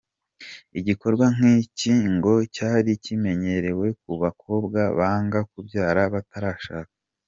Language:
Kinyarwanda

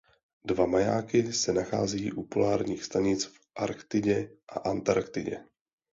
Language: Czech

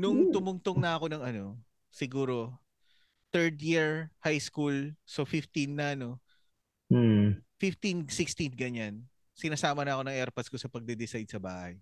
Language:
Filipino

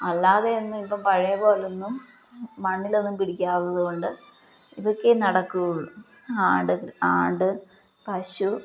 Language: Malayalam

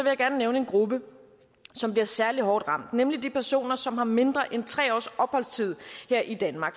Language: Danish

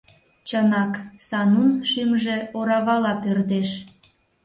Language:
Mari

